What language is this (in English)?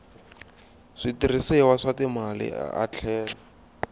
Tsonga